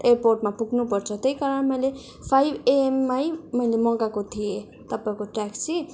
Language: Nepali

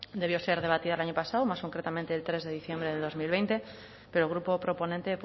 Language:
Spanish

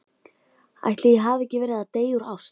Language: Icelandic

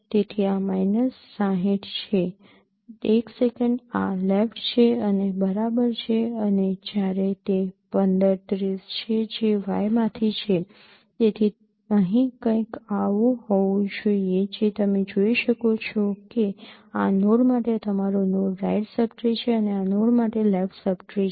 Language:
Gujarati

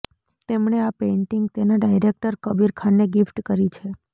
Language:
Gujarati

